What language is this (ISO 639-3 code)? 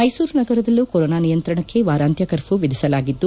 kan